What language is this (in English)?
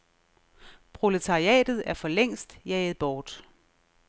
Danish